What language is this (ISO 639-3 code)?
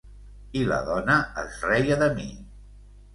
cat